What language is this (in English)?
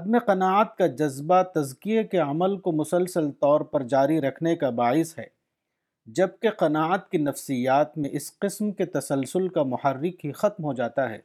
Urdu